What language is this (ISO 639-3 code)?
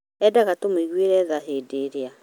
kik